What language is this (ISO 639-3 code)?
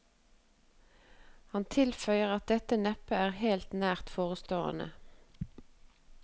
nor